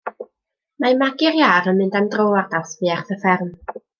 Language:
Welsh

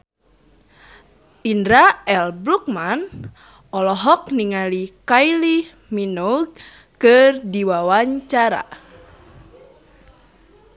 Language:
Sundanese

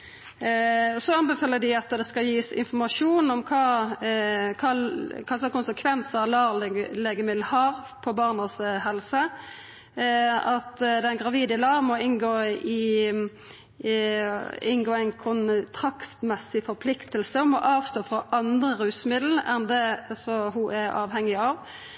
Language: Norwegian Nynorsk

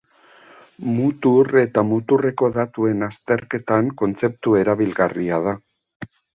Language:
Basque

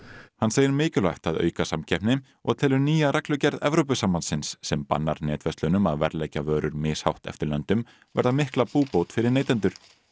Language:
Icelandic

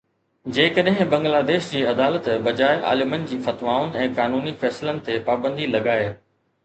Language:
Sindhi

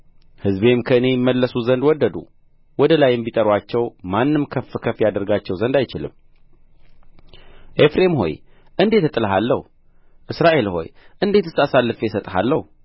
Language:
Amharic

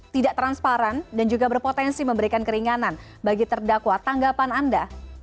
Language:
Indonesian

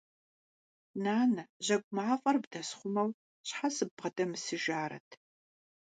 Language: Kabardian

